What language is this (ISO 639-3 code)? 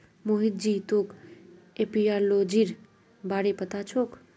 mag